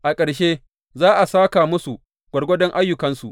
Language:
Hausa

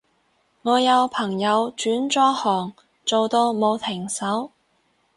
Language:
Cantonese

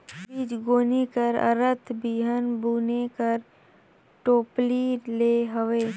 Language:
Chhattisgarhi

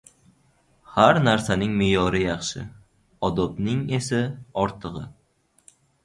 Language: Uzbek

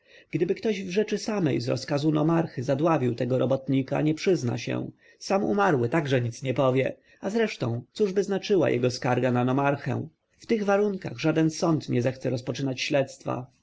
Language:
Polish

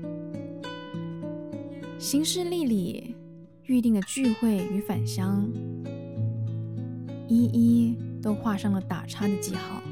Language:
Chinese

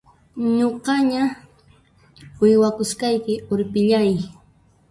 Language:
Puno Quechua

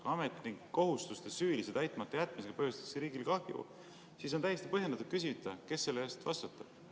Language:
Estonian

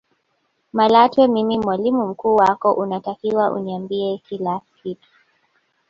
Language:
Swahili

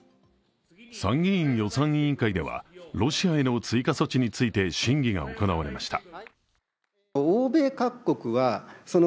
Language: Japanese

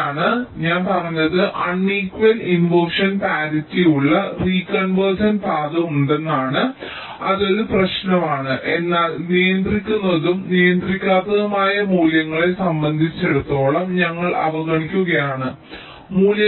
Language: Malayalam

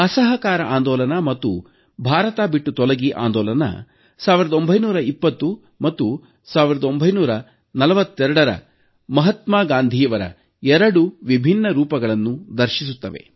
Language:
Kannada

